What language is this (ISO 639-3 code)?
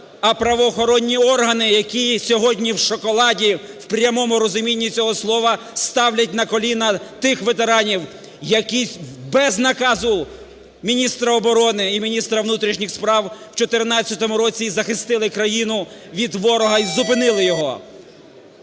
ukr